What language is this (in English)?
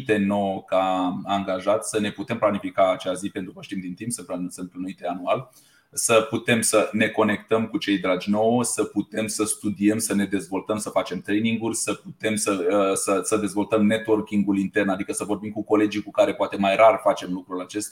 Romanian